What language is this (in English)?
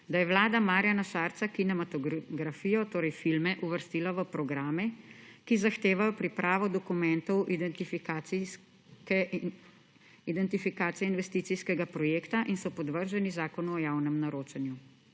Slovenian